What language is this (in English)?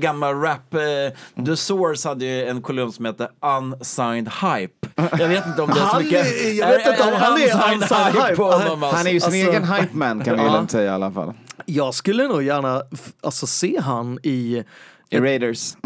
Swedish